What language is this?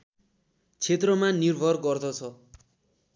Nepali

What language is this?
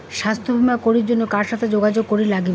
Bangla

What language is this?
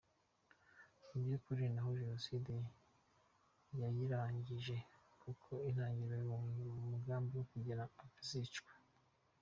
Kinyarwanda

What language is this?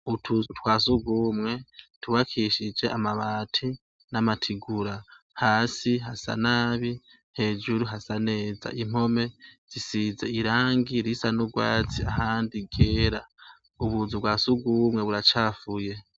Rundi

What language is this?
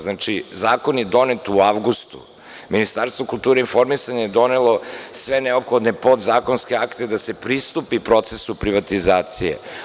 Serbian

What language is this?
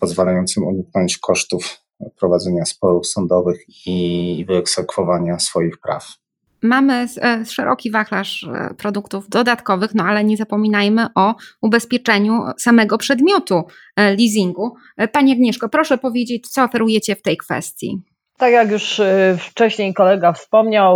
Polish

